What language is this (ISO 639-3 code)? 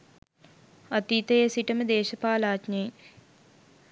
sin